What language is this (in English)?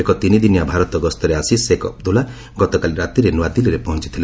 Odia